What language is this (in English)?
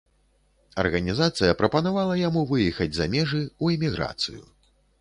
Belarusian